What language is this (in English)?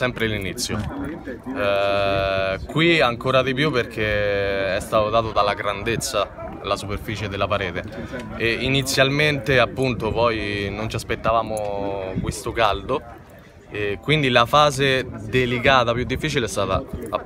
Italian